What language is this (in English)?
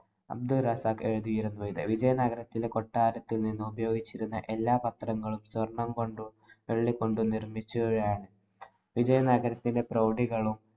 Malayalam